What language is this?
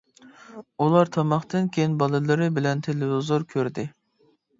Uyghur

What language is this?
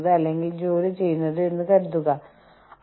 Malayalam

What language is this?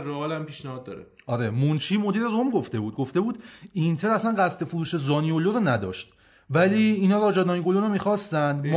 Persian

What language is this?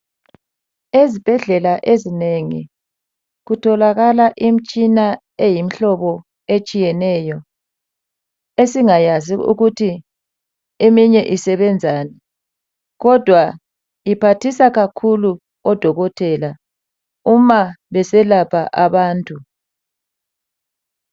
North Ndebele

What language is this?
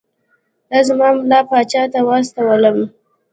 Pashto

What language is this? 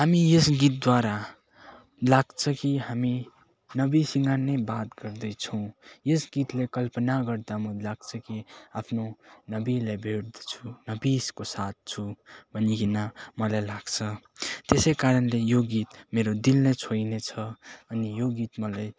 Nepali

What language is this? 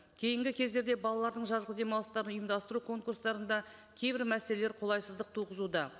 Kazakh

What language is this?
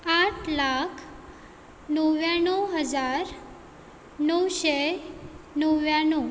Konkani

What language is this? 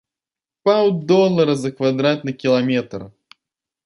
Belarusian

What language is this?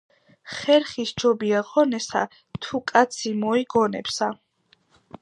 Georgian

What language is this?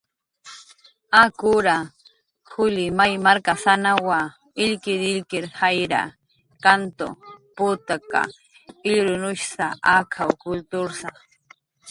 Jaqaru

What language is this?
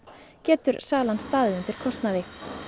Icelandic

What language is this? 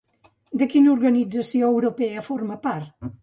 Catalan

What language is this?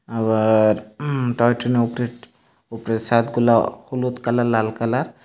Bangla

